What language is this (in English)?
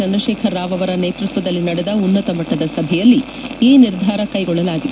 Kannada